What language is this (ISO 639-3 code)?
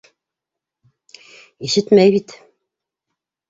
bak